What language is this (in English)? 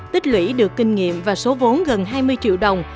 Vietnamese